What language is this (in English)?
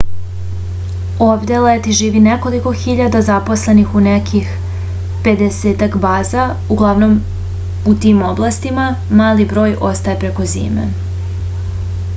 Serbian